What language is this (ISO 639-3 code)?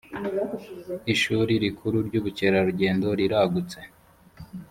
kin